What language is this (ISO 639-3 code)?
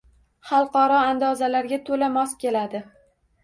uzb